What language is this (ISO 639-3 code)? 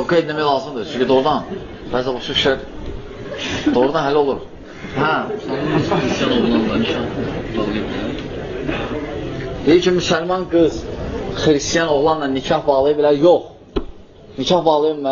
tur